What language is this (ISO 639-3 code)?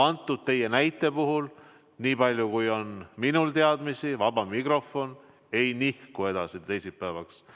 est